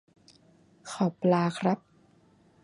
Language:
Thai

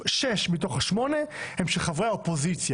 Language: Hebrew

